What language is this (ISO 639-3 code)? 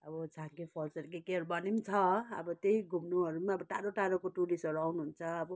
nep